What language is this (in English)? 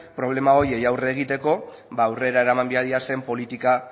Basque